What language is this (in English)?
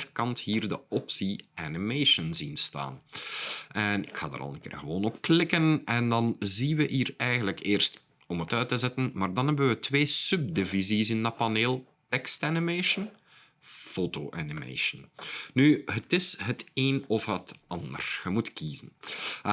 Dutch